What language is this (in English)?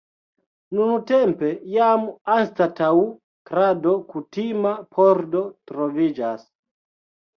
Esperanto